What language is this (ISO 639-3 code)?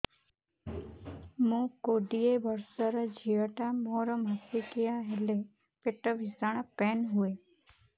ori